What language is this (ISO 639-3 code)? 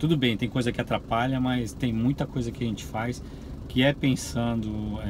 por